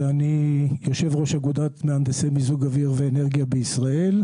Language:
Hebrew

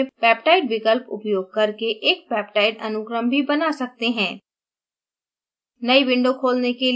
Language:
Hindi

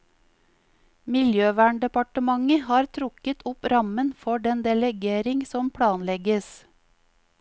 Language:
Norwegian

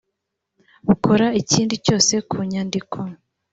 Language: Kinyarwanda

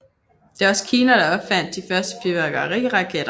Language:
Danish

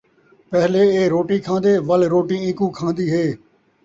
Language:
Saraiki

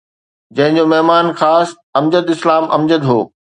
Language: Sindhi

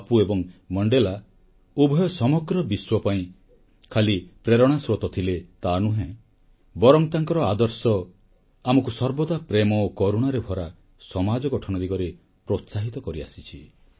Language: Odia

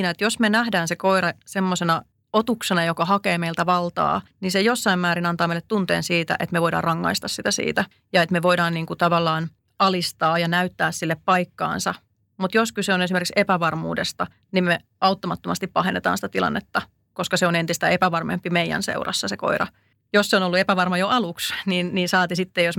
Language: Finnish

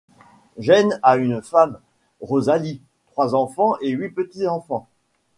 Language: French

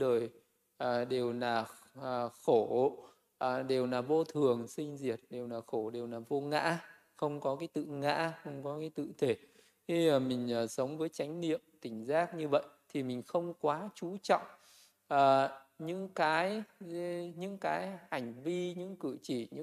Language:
Vietnamese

